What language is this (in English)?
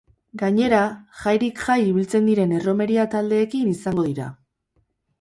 Basque